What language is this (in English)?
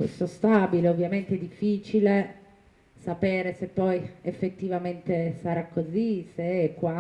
Italian